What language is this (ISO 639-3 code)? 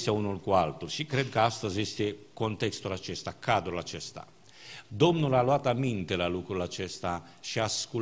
ron